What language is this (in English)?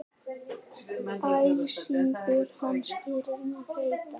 Icelandic